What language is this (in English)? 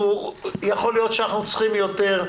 Hebrew